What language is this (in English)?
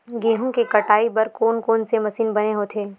Chhattisgarhi